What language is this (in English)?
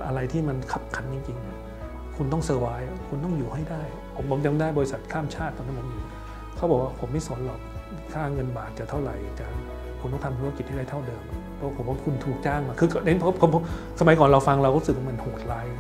Thai